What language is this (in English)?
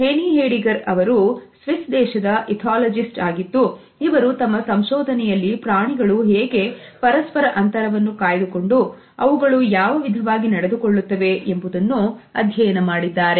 Kannada